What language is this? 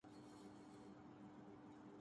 Urdu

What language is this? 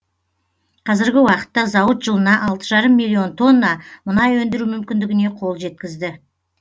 Kazakh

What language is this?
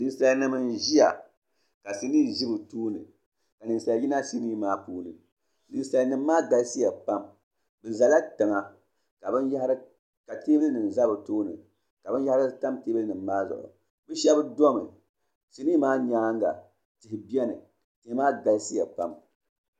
Dagbani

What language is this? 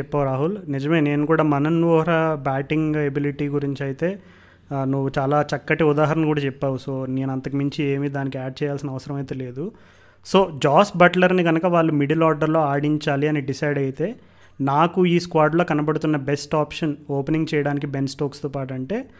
Telugu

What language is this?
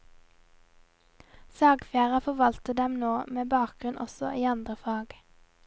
Norwegian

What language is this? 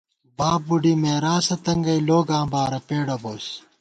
Gawar-Bati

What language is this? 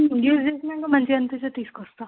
Telugu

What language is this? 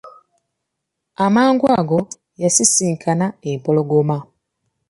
Ganda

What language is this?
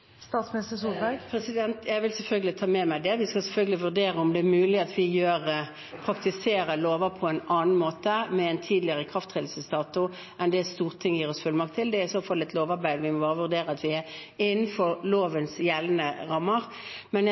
Norwegian Bokmål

